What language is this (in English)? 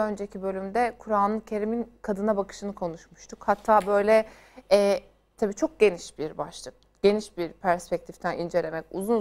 Turkish